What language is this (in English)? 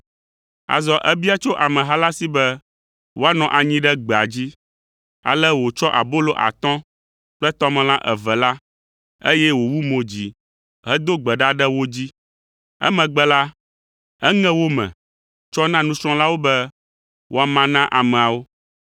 Ewe